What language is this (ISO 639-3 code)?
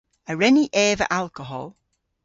cor